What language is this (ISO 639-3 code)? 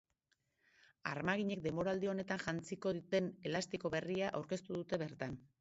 eus